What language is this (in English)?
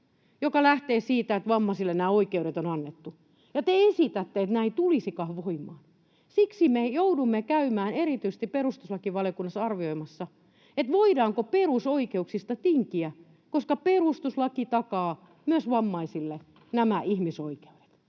Finnish